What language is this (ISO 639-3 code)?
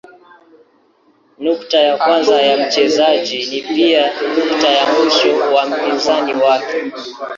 swa